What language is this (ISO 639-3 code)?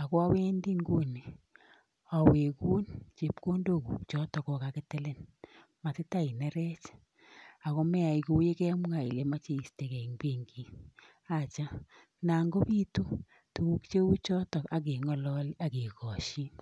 kln